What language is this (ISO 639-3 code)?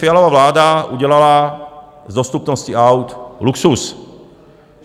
ces